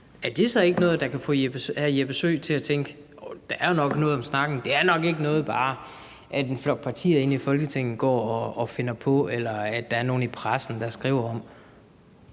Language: Danish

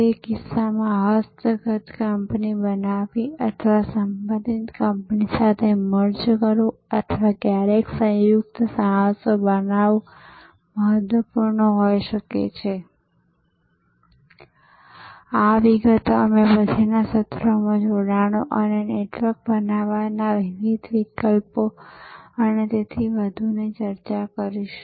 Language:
Gujarati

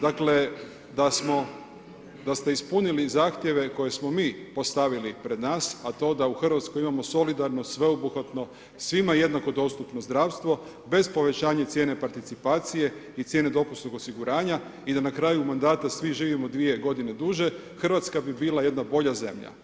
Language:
Croatian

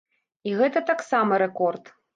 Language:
Belarusian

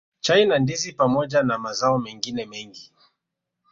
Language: Swahili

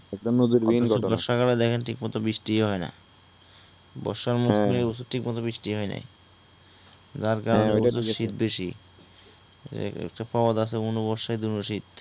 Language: Bangla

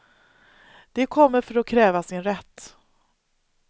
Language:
Swedish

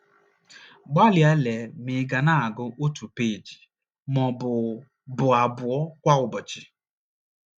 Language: Igbo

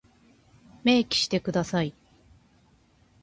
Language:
Japanese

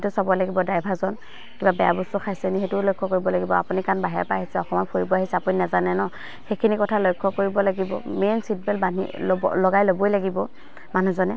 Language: Assamese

